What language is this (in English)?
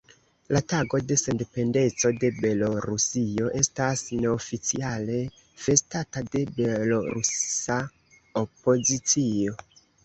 Esperanto